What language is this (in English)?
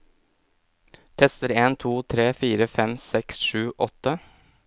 Norwegian